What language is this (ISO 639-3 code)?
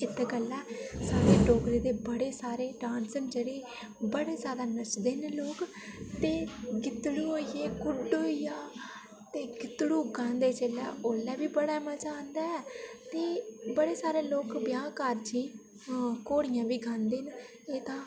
doi